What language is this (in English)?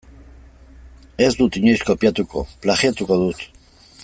Basque